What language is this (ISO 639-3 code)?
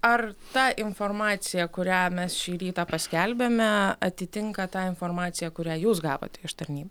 lit